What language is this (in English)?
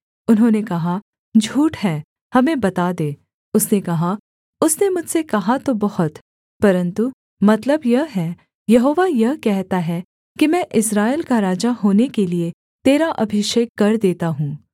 Hindi